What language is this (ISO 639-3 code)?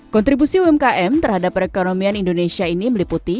ind